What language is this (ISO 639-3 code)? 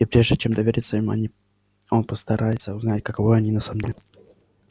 rus